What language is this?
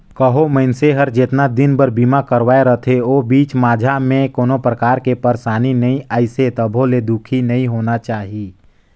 Chhattisgarhi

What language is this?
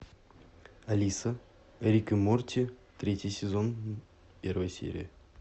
Russian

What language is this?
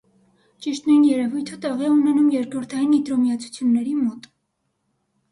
Armenian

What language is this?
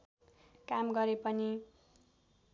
Nepali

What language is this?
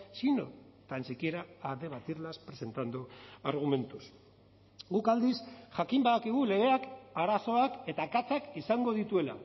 Basque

